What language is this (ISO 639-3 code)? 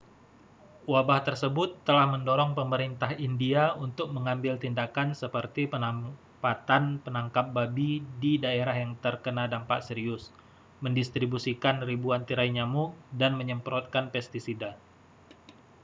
ind